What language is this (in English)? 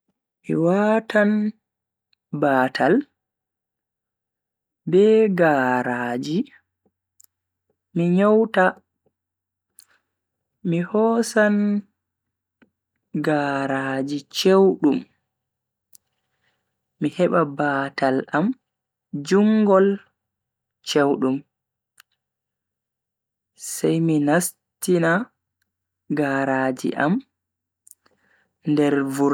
Bagirmi Fulfulde